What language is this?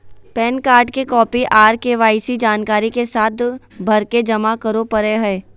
Magahi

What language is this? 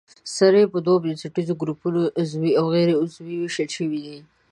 Pashto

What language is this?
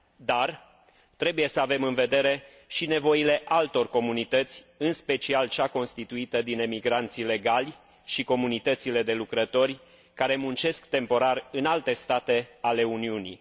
Romanian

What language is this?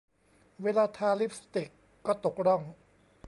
Thai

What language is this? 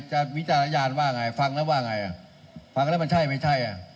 Thai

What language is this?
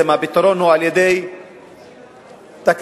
Hebrew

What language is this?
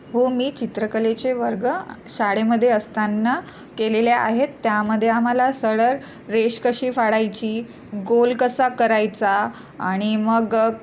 Marathi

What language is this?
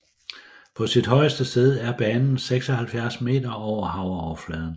Danish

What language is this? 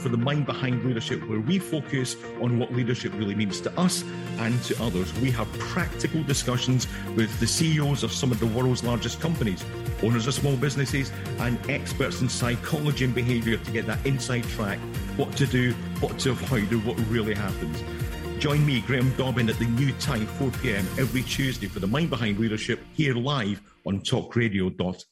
English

